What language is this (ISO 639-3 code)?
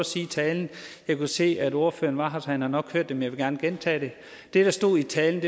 dan